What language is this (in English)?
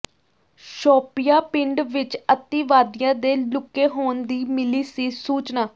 Punjabi